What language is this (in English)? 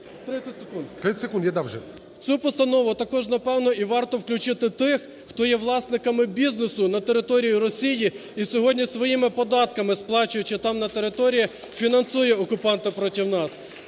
Ukrainian